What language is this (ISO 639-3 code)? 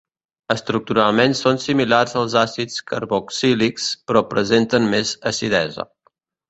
cat